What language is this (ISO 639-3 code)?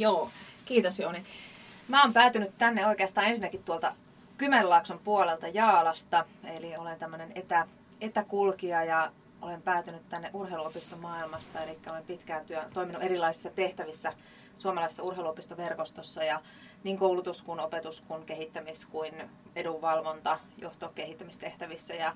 fin